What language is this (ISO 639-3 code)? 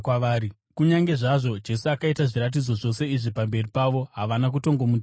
sna